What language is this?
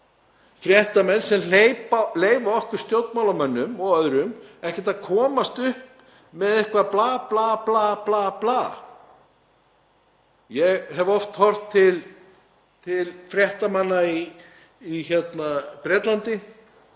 Icelandic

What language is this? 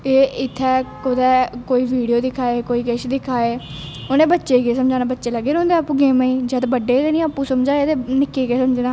Dogri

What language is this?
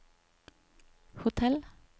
Norwegian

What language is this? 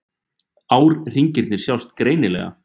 Icelandic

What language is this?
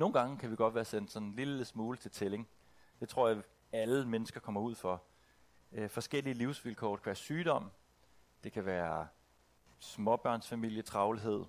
Danish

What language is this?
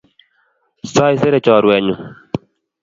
Kalenjin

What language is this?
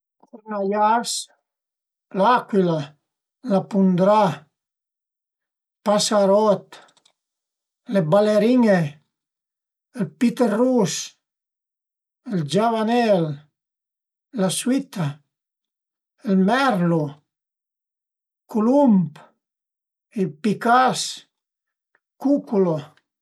Piedmontese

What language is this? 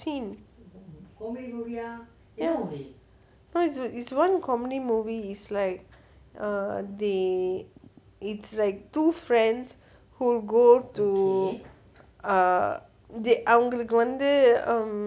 English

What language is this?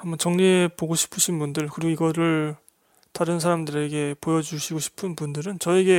Korean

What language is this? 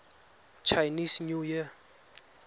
Tswana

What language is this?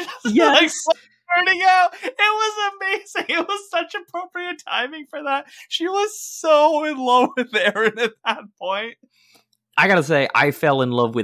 English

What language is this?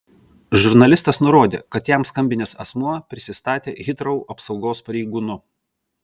Lithuanian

